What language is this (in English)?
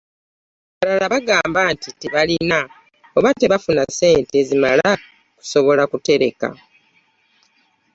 Ganda